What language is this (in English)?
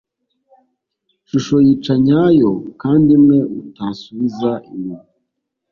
Kinyarwanda